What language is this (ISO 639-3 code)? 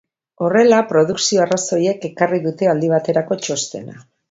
eus